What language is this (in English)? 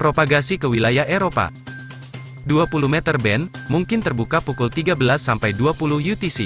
Indonesian